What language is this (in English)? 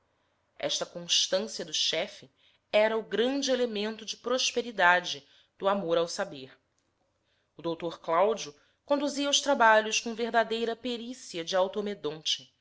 Portuguese